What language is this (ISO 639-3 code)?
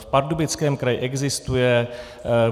ces